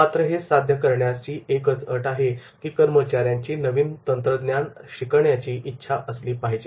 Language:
Marathi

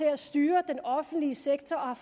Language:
Danish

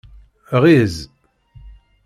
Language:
Kabyle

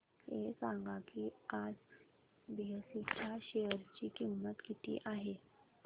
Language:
Marathi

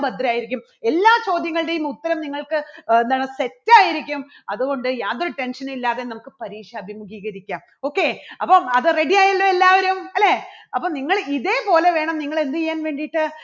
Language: Malayalam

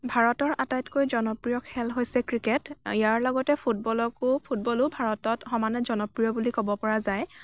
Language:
Assamese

